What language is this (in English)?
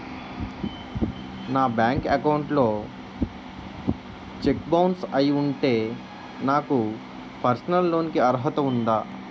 Telugu